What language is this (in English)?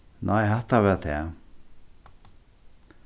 Faroese